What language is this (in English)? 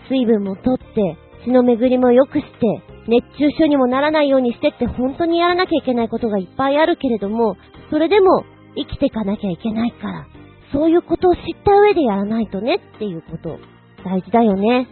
Japanese